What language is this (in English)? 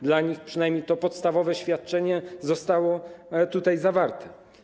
Polish